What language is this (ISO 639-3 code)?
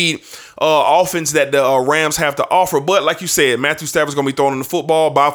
eng